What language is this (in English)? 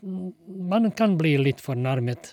Norwegian